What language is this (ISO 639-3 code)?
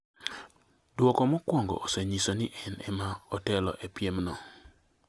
luo